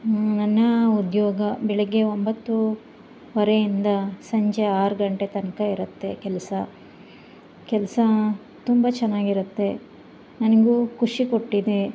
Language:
Kannada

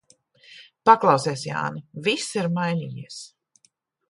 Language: Latvian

